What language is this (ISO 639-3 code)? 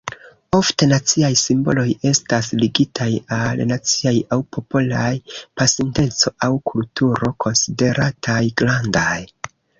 epo